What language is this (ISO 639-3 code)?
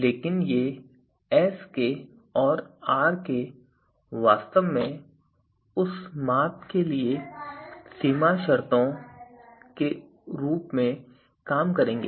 hin